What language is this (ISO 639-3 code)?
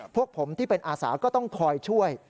tha